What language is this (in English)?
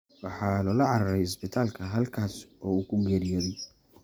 Somali